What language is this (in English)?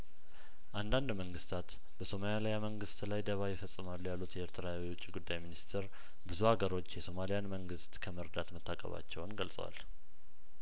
Amharic